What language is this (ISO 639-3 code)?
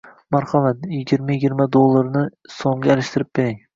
uzb